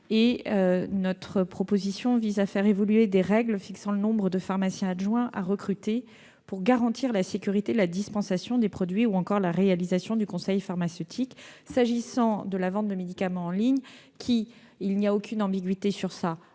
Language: French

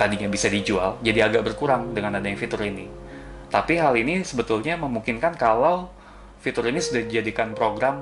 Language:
Indonesian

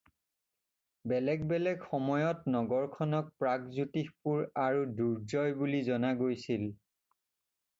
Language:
Assamese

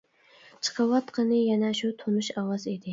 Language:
Uyghur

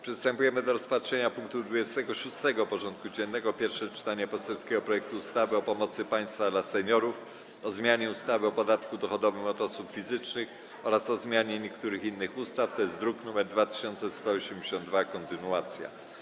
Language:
Polish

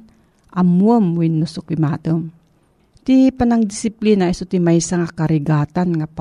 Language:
Filipino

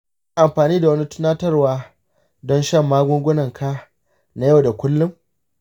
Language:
Hausa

